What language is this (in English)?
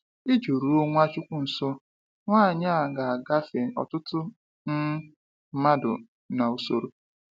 Igbo